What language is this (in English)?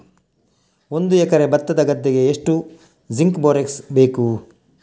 Kannada